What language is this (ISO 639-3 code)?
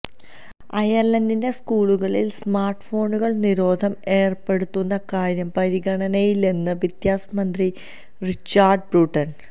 mal